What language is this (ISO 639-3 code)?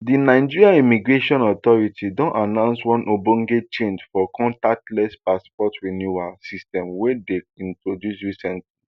pcm